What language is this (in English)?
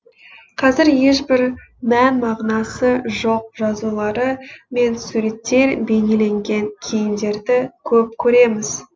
Kazakh